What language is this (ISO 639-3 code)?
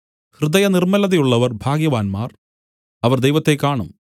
mal